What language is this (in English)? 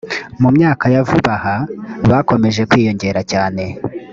Kinyarwanda